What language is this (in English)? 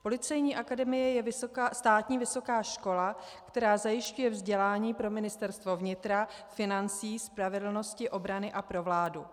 Czech